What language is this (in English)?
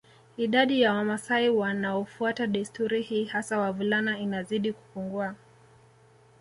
Swahili